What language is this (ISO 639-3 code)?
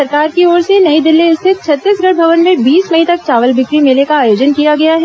hin